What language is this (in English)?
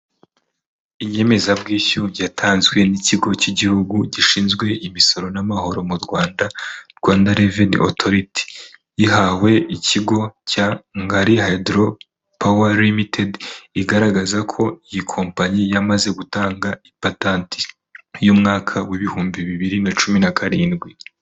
Kinyarwanda